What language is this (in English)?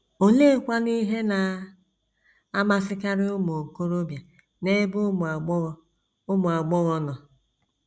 Igbo